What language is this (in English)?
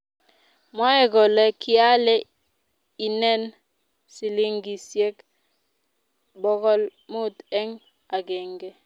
Kalenjin